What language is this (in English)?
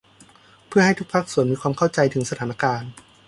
Thai